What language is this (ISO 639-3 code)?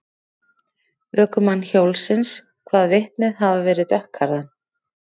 isl